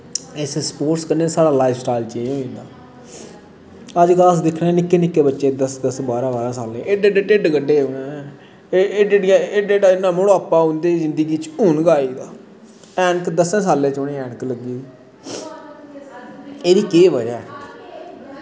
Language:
Dogri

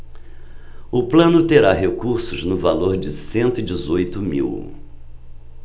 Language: Portuguese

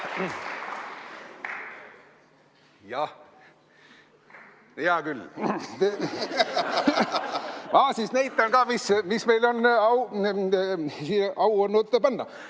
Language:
Estonian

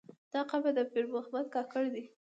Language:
Pashto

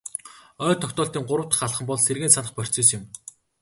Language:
Mongolian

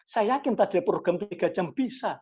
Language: Indonesian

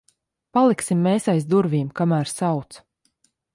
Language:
Latvian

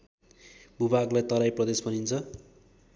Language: Nepali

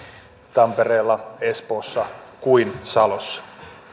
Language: Finnish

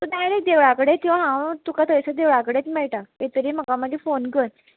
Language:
Konkani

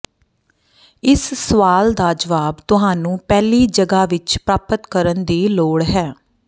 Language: Punjabi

